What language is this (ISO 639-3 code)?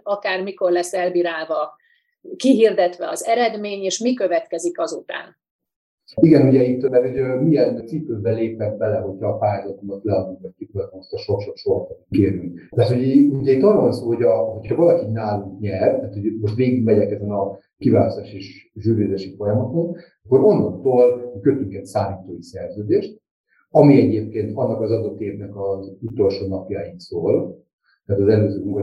hun